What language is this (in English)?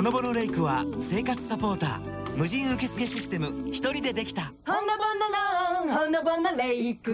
Japanese